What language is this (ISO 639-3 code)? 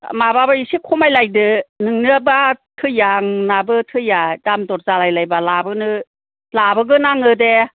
brx